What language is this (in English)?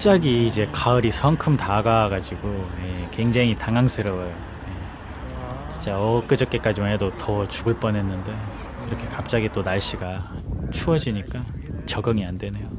Korean